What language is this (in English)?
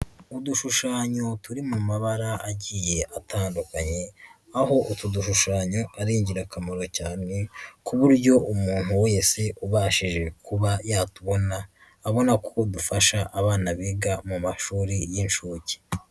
Kinyarwanda